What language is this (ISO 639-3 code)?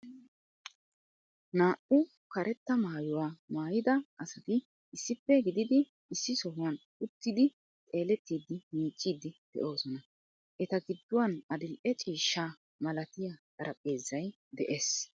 wal